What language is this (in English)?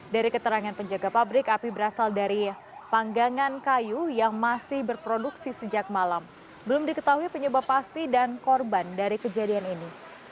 Indonesian